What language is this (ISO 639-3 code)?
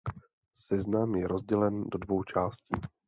ces